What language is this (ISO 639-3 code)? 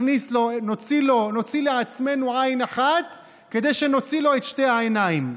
heb